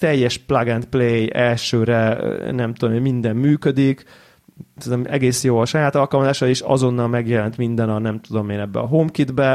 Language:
Hungarian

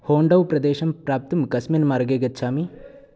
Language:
Sanskrit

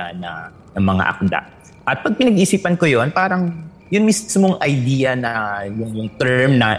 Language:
Filipino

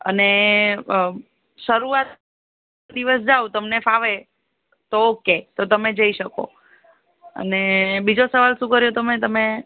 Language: Gujarati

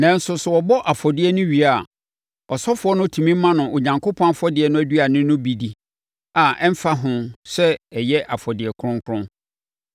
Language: Akan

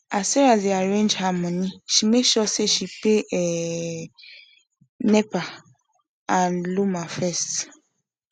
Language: Nigerian Pidgin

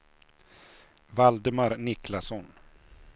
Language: Swedish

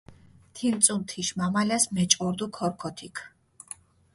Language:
Mingrelian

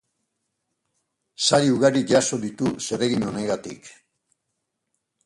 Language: Basque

